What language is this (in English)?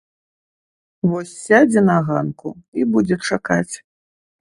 Belarusian